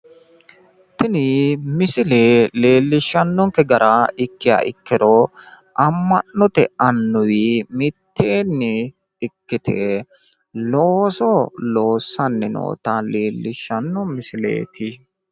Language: Sidamo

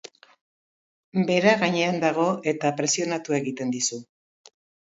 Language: Basque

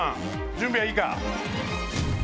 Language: Japanese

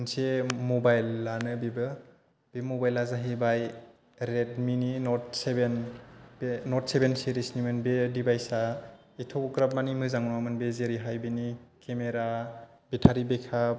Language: Bodo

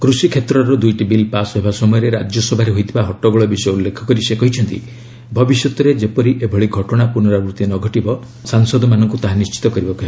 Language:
Odia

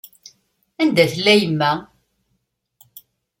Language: Kabyle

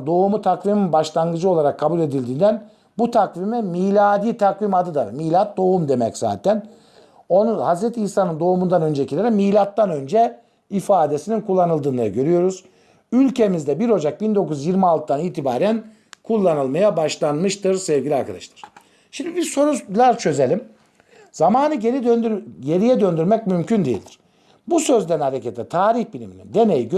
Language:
Turkish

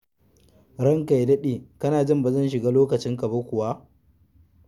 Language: Hausa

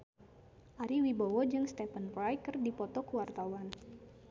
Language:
Sundanese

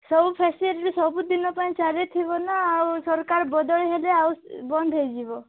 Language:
Odia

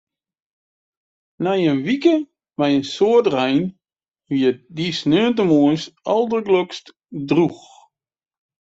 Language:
Western Frisian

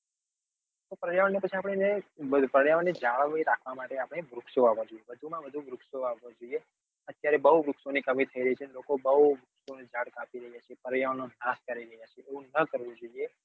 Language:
Gujarati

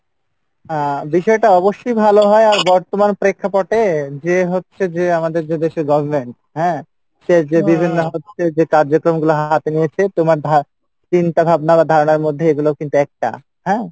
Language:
Bangla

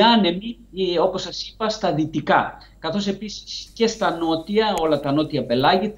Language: Greek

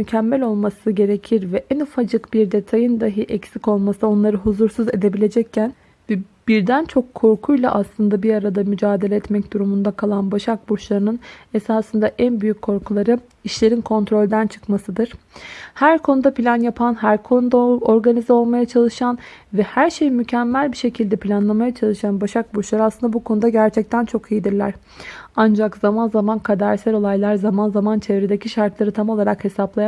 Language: Turkish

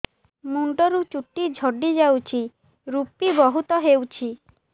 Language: Odia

